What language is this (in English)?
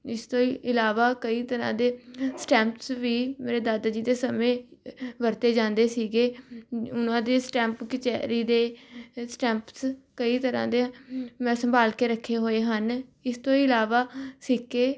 Punjabi